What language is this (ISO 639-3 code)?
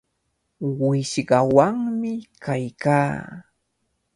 qvl